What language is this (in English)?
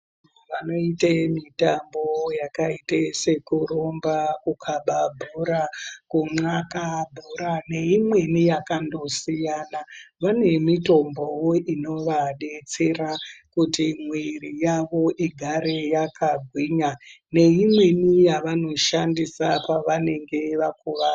Ndau